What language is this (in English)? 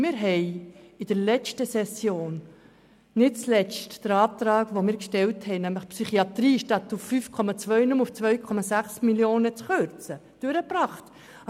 Swiss German